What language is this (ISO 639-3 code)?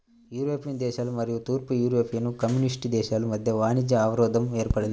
tel